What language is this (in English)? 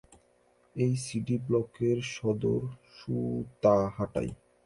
Bangla